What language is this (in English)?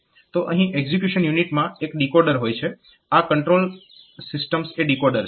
Gujarati